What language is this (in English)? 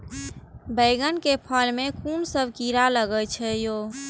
Maithili